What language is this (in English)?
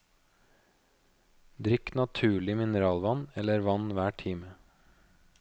Norwegian